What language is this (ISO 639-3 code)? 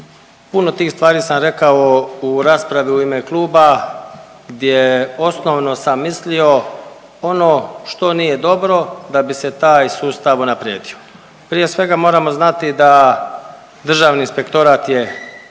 hrv